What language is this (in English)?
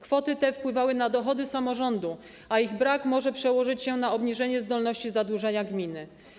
Polish